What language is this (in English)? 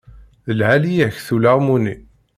Kabyle